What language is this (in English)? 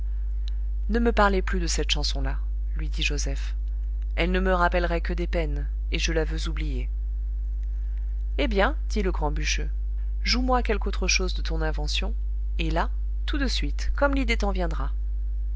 French